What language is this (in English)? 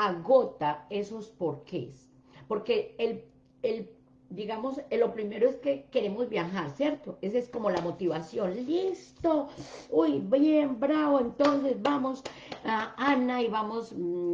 Spanish